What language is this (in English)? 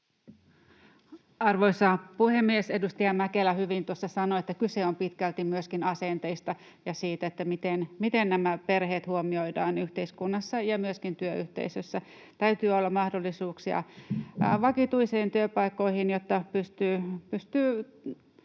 Finnish